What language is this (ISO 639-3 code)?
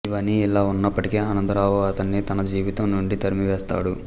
tel